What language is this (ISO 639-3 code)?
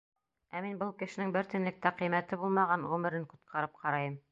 bak